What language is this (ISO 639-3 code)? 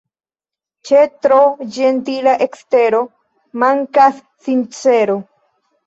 epo